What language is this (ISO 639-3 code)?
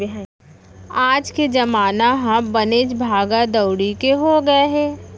hne